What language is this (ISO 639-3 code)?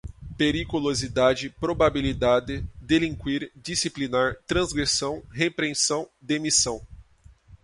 por